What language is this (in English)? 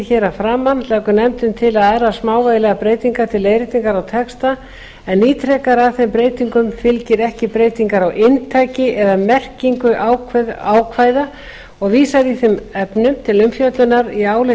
Icelandic